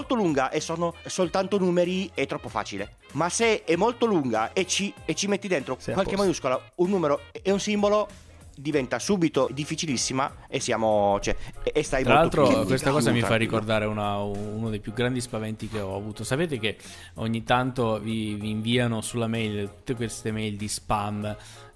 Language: Italian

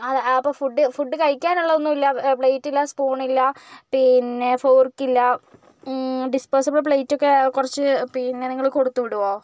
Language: Malayalam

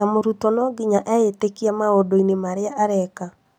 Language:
Kikuyu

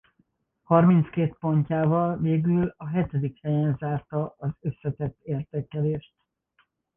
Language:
Hungarian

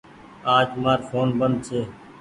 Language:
Goaria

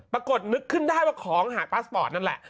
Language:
Thai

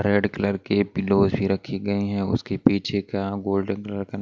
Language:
Hindi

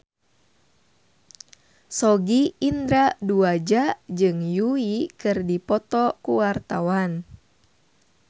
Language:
Sundanese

